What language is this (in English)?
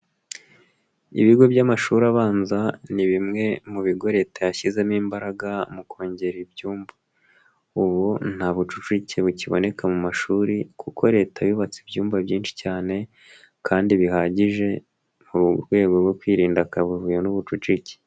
Kinyarwanda